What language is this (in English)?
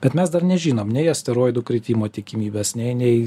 Lithuanian